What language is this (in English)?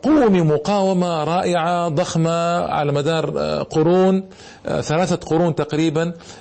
Arabic